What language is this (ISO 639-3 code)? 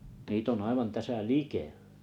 fin